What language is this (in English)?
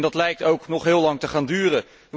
Dutch